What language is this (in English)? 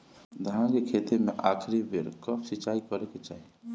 Bhojpuri